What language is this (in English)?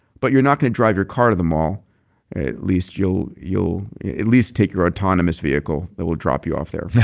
English